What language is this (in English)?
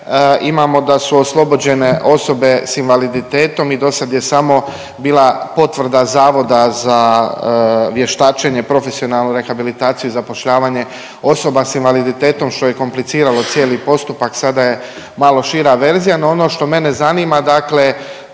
Croatian